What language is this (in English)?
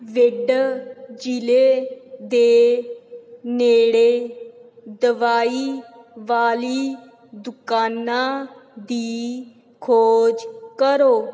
Punjabi